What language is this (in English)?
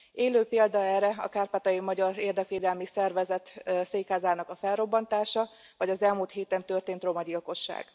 Hungarian